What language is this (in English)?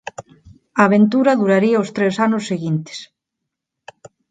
Galician